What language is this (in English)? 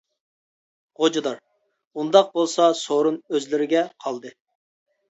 Uyghur